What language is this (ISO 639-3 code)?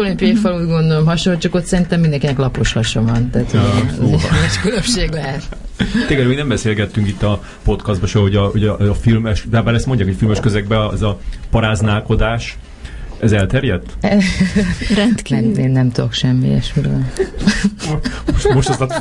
hun